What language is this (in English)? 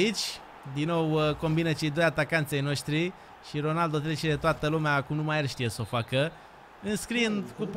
Romanian